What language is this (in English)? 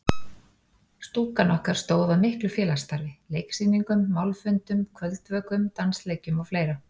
Icelandic